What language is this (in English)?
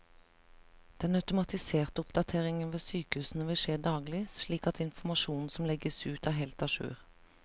Norwegian